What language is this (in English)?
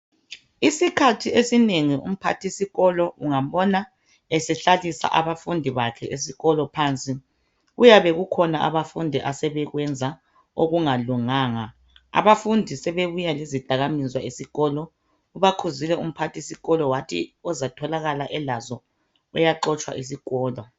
North Ndebele